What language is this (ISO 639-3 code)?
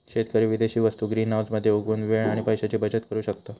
mar